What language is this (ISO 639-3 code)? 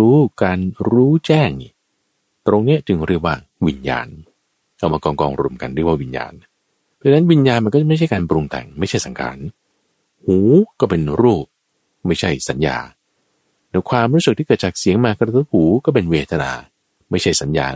tha